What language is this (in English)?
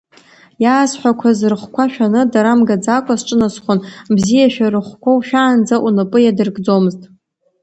Abkhazian